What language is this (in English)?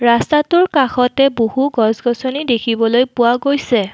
Assamese